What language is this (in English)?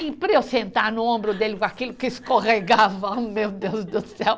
Portuguese